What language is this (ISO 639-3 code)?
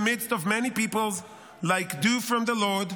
heb